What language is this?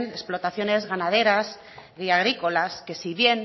Spanish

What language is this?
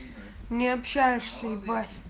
Russian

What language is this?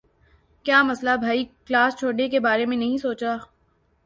Urdu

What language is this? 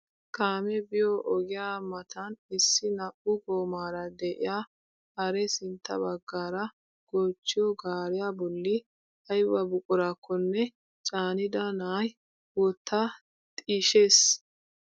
Wolaytta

